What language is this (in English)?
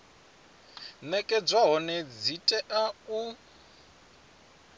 Venda